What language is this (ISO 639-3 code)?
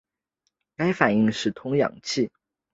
zho